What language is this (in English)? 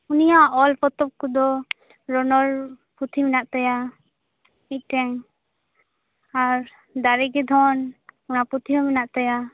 Santali